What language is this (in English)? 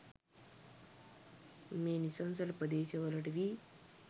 Sinhala